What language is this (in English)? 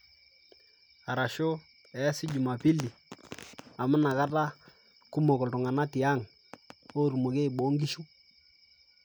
Masai